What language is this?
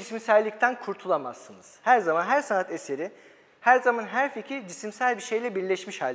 Turkish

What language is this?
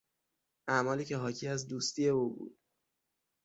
Persian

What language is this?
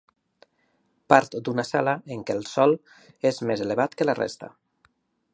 Catalan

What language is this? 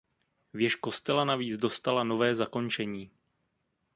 Czech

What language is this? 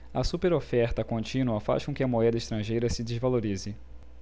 Portuguese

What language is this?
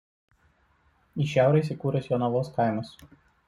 Lithuanian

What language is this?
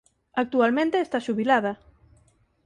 Galician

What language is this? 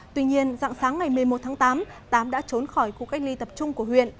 Vietnamese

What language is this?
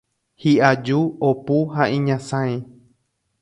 Guarani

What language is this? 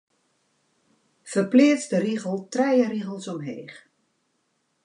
Western Frisian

